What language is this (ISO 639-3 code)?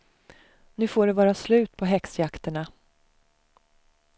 swe